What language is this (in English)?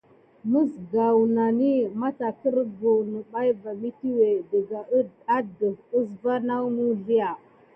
Gidar